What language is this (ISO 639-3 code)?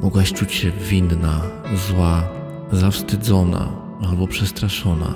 pol